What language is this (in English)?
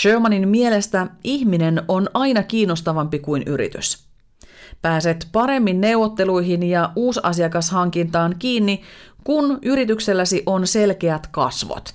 Finnish